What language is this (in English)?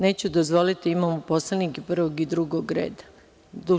Serbian